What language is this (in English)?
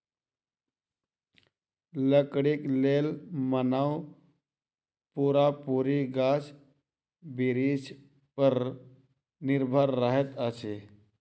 Maithili